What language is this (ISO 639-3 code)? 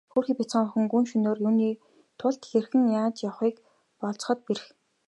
mon